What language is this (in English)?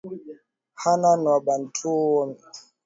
Swahili